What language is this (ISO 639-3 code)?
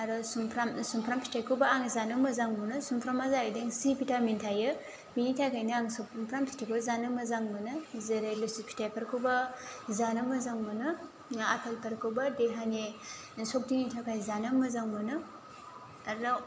brx